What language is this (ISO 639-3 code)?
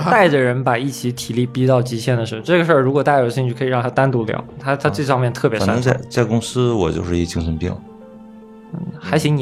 zho